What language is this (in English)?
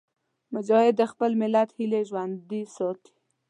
Pashto